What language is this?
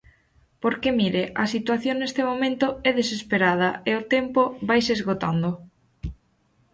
Galician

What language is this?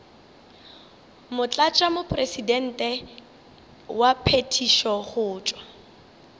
Northern Sotho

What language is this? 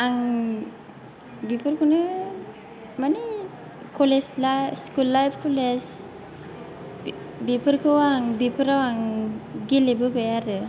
Bodo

